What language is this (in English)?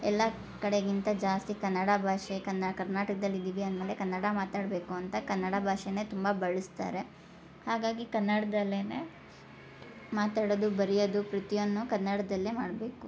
Kannada